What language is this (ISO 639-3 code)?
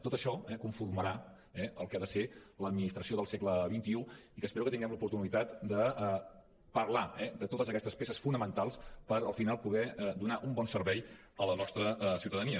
cat